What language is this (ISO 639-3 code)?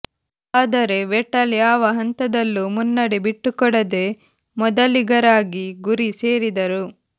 kan